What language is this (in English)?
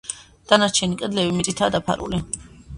Georgian